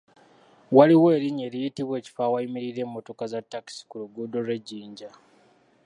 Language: Ganda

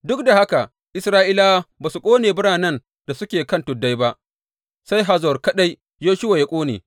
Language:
Hausa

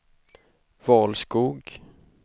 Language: Swedish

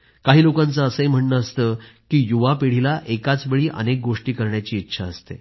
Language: Marathi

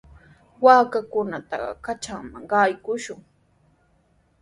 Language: Sihuas Ancash Quechua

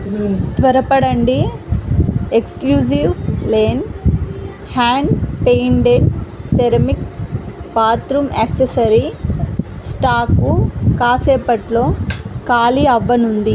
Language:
Telugu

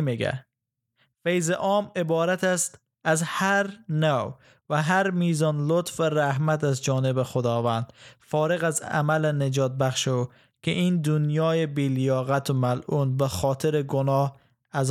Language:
Persian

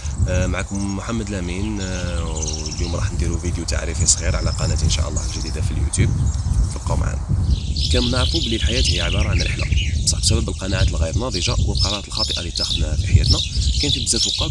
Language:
Arabic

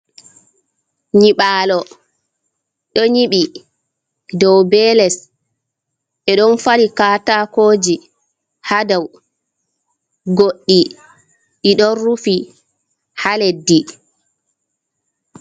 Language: Fula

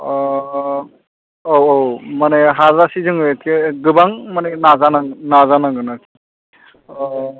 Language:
Bodo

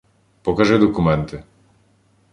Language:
Ukrainian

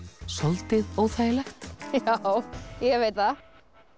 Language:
Icelandic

